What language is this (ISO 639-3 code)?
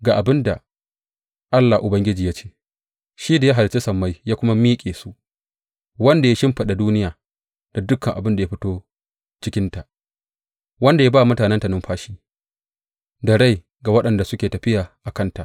hau